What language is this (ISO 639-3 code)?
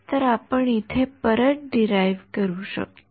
mar